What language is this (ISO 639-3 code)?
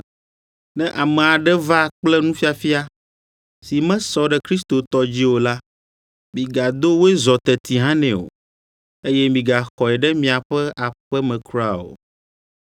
ewe